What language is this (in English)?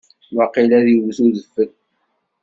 Kabyle